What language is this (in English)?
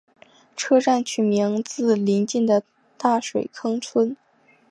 Chinese